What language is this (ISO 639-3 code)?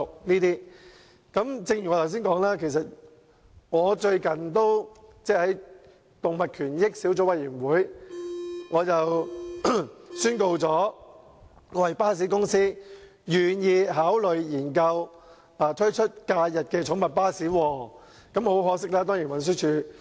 yue